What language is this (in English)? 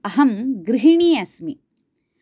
Sanskrit